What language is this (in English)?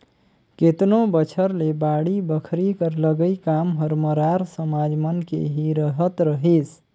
Chhattisgarhi